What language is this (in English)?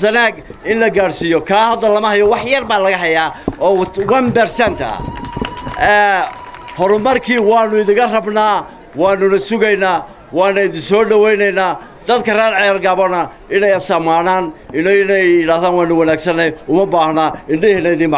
Arabic